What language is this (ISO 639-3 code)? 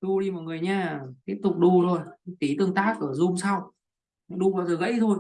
vie